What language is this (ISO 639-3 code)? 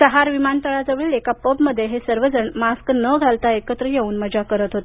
mar